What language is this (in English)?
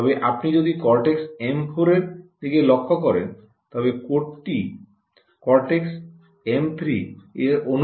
Bangla